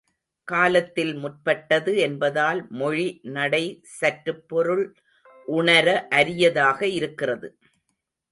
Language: Tamil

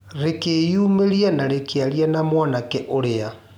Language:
Kikuyu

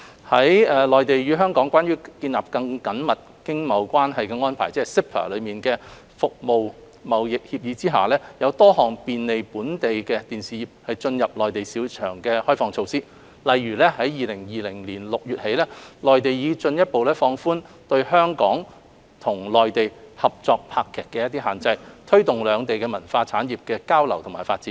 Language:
Cantonese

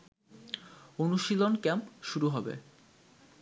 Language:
Bangla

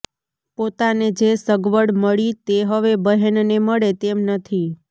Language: Gujarati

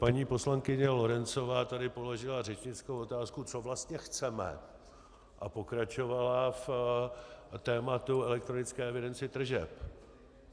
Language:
Czech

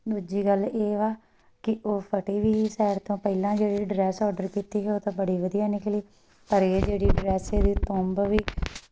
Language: Punjabi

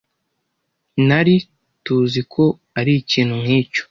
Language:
Kinyarwanda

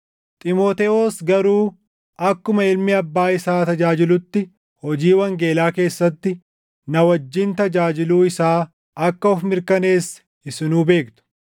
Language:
Oromo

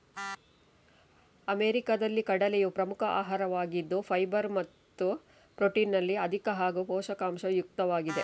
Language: Kannada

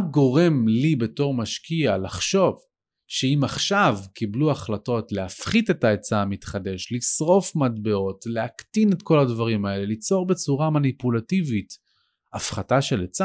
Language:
Hebrew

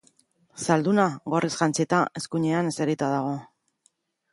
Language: Basque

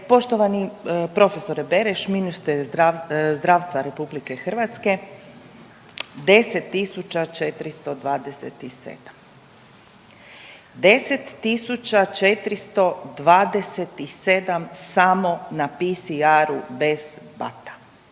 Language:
Croatian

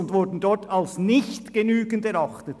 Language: Swiss German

